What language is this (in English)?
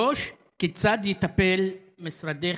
Hebrew